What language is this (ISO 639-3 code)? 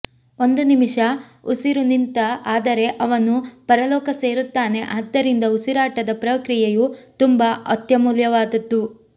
kan